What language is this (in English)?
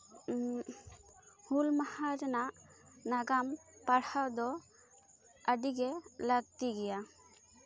Santali